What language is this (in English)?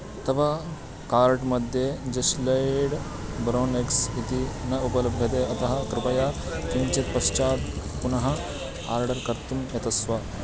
Sanskrit